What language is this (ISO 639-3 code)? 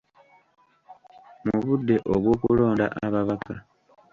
lug